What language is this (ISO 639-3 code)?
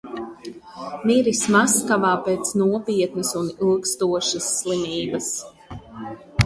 lav